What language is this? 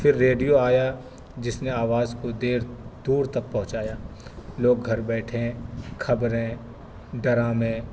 Urdu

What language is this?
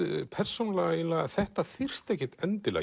Icelandic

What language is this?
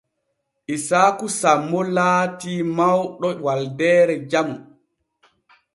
Borgu Fulfulde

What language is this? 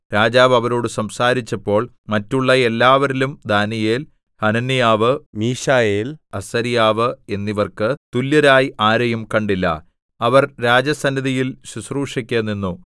Malayalam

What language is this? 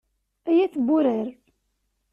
Kabyle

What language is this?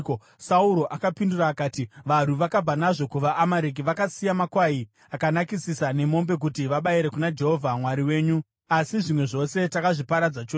Shona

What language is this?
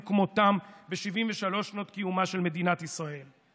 Hebrew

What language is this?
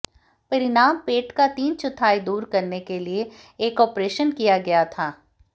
Hindi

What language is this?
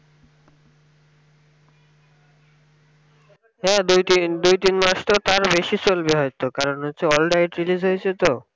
Bangla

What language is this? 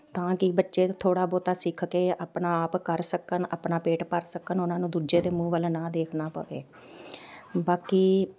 Punjabi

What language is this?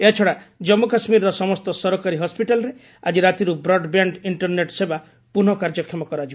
Odia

